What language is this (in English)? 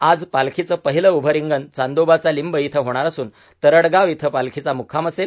Marathi